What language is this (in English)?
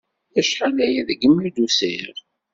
Kabyle